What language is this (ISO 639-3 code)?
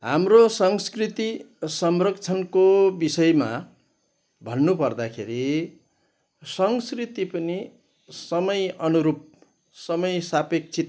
nep